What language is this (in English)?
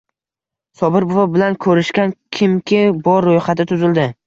Uzbek